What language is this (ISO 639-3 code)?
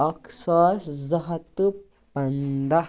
kas